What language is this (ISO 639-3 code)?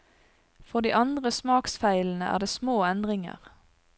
nor